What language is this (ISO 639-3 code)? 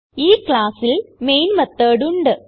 mal